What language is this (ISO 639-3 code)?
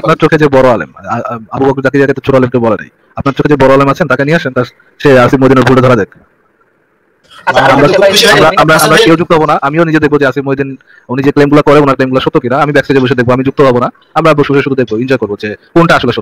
ind